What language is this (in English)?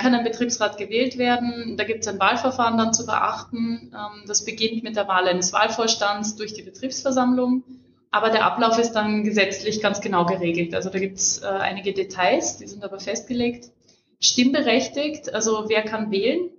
German